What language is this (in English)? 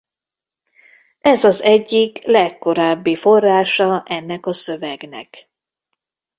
Hungarian